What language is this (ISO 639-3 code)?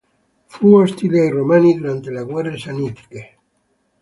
ita